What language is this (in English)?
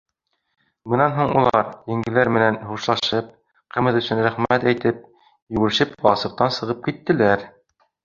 Bashkir